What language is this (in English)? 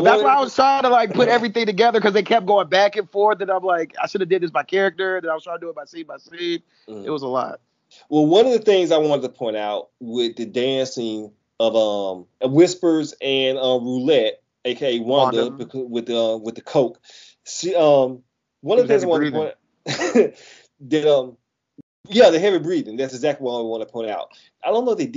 English